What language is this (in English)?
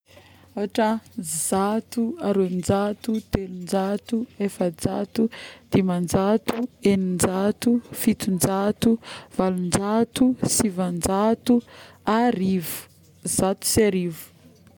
Northern Betsimisaraka Malagasy